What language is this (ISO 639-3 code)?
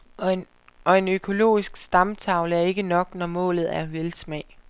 dan